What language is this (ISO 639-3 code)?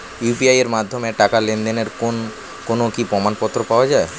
ben